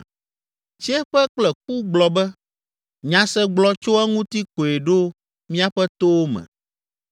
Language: Ewe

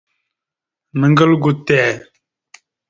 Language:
Mada (Cameroon)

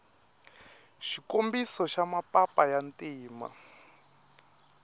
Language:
Tsonga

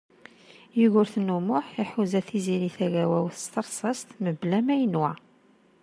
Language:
Kabyle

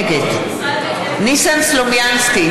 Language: Hebrew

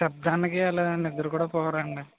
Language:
Telugu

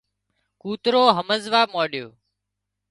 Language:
Wadiyara Koli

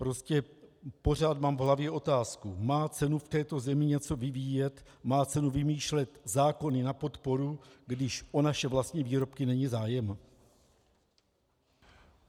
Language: Czech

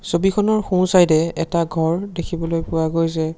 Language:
Assamese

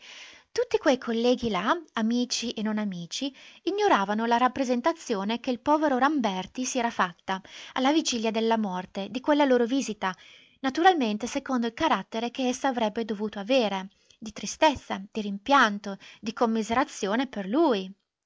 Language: Italian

